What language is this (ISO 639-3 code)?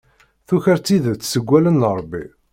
kab